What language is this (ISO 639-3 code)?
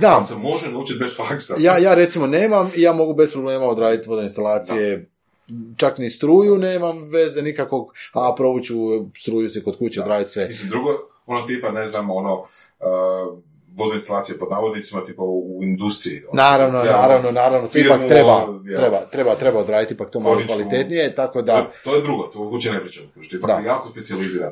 hrv